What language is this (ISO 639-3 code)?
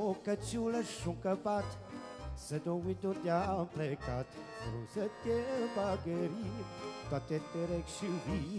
ron